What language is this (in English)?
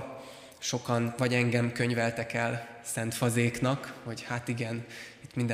Hungarian